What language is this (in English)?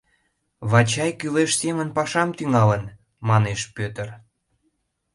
Mari